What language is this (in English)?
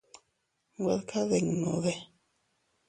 Teutila Cuicatec